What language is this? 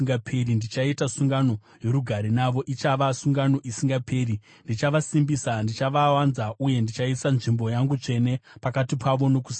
Shona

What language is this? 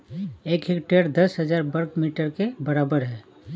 Hindi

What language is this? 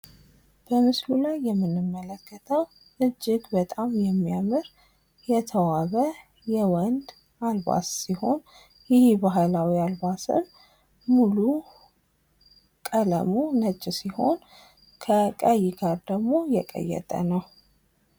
Amharic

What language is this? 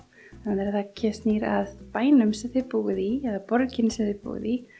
Icelandic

